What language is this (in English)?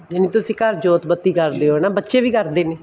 Punjabi